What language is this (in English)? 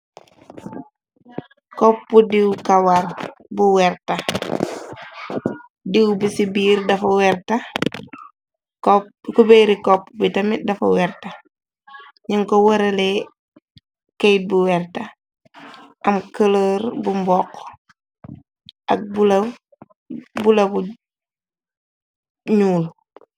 Wolof